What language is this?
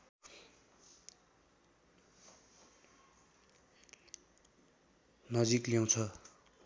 Nepali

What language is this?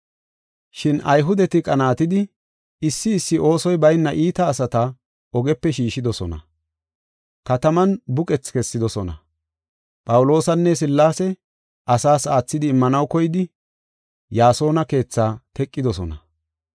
Gofa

